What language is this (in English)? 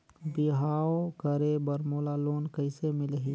Chhattisgarhi